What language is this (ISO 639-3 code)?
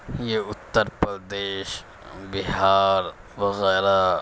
urd